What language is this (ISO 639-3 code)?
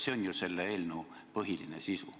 est